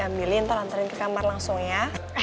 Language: Indonesian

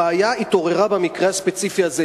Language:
Hebrew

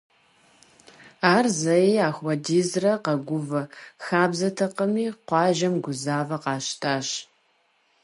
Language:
Kabardian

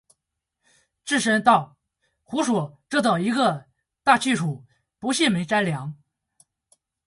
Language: Chinese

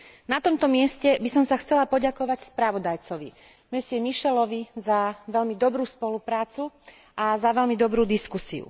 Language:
Slovak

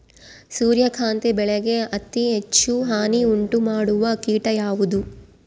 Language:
Kannada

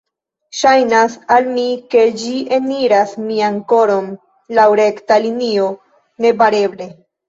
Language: Esperanto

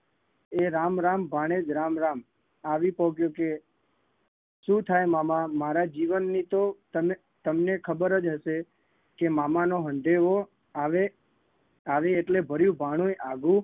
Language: Gujarati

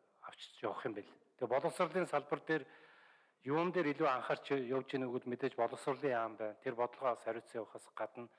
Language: Turkish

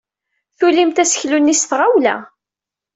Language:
Kabyle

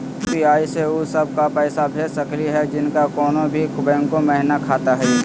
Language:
Magahi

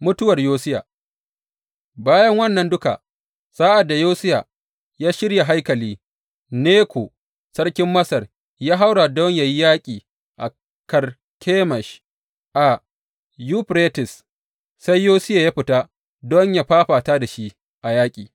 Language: Hausa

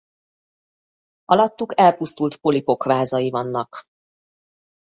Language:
Hungarian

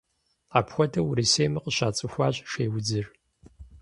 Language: Kabardian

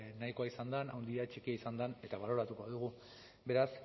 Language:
Basque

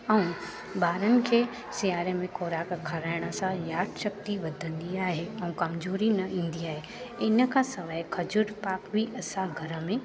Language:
Sindhi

